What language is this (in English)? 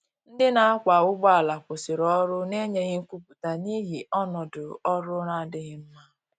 Igbo